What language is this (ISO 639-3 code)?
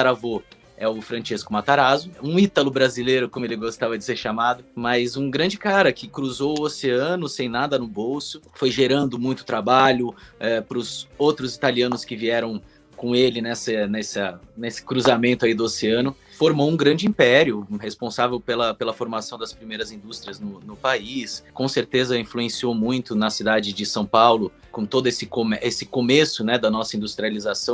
por